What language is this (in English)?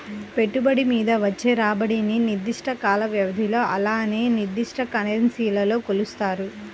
Telugu